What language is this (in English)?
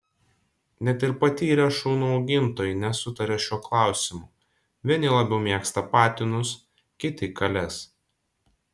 Lithuanian